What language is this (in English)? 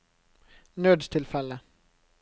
Norwegian